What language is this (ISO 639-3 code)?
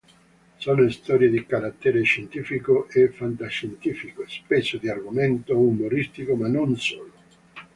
ita